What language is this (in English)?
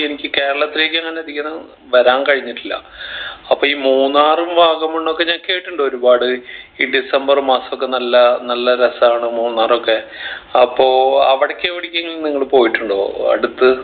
Malayalam